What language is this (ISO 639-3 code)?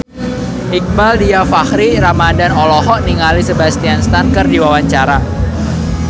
sun